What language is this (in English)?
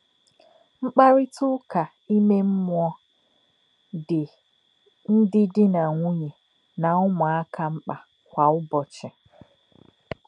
Igbo